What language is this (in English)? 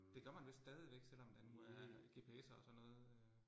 Danish